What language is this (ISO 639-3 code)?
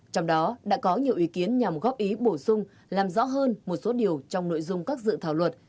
vie